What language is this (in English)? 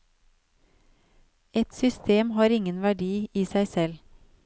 Norwegian